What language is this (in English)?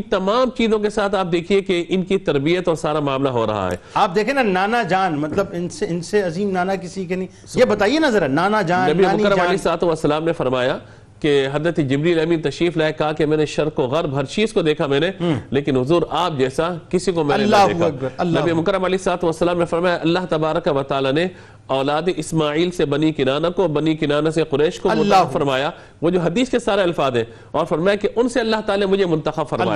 Urdu